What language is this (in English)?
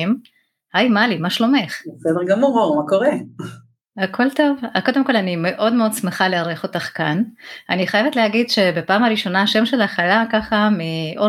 Hebrew